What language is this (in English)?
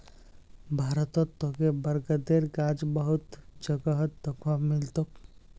Magahi